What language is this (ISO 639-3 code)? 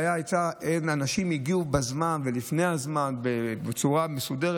heb